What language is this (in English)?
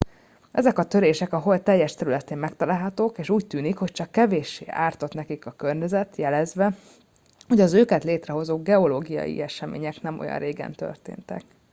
Hungarian